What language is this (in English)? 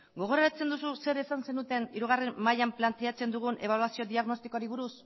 Basque